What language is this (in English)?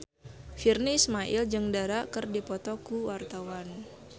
Sundanese